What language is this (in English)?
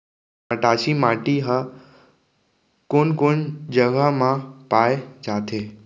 Chhattisgarhi